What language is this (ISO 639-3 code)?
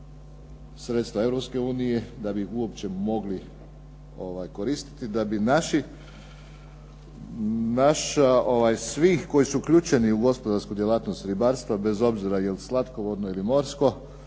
hrv